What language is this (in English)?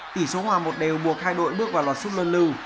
Vietnamese